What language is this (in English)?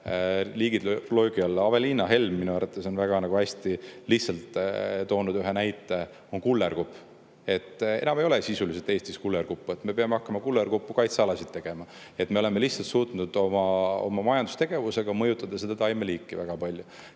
Estonian